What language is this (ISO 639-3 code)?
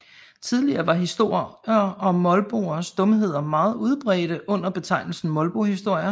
dan